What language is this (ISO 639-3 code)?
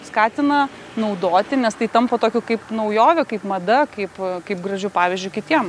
lit